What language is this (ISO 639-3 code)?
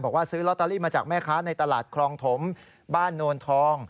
tha